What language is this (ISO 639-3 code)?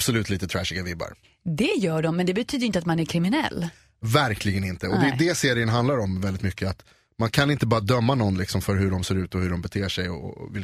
swe